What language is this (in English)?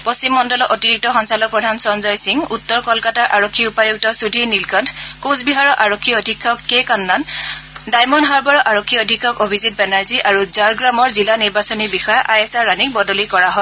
Assamese